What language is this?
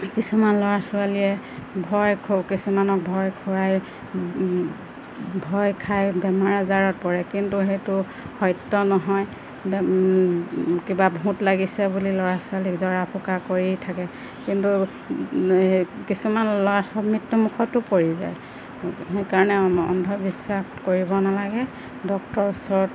Assamese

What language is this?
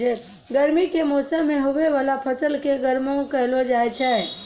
Maithili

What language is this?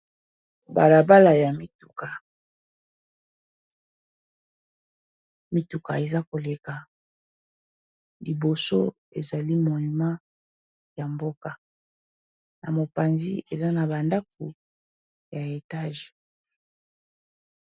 Lingala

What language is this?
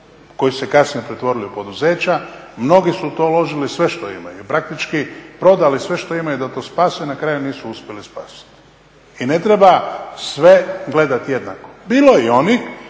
Croatian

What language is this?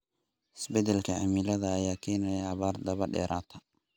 Somali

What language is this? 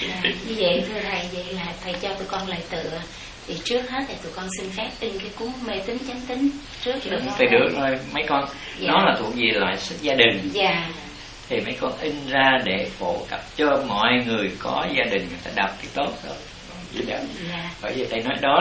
Vietnamese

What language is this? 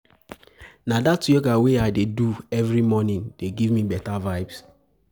Nigerian Pidgin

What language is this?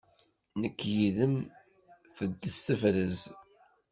Kabyle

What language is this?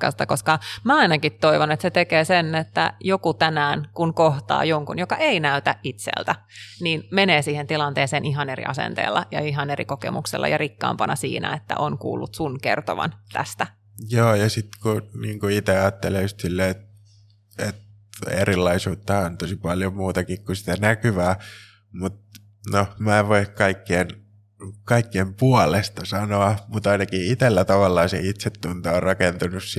Finnish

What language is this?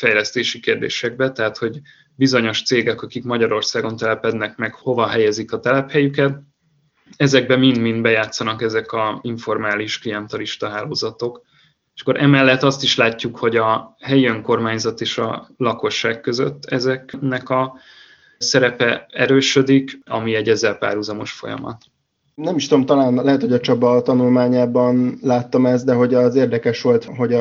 Hungarian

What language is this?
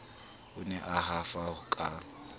Southern Sotho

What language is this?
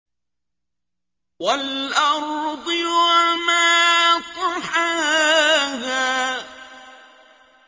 Arabic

